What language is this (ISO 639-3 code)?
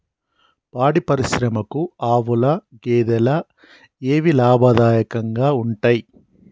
tel